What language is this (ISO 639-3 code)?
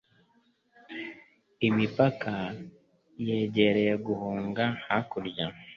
kin